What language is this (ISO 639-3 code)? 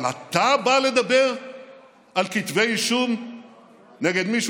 heb